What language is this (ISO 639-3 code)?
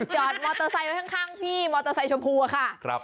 tha